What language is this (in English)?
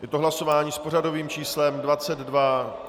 Czech